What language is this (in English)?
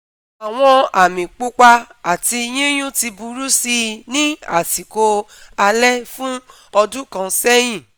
Yoruba